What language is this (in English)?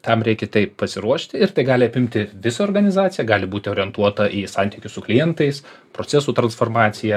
Lithuanian